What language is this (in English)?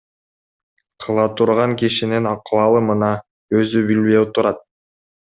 Kyrgyz